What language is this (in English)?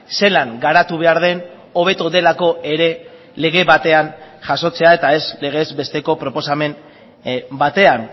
Basque